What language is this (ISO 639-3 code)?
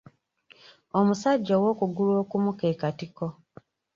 lug